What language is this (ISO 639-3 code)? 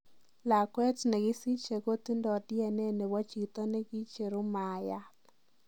kln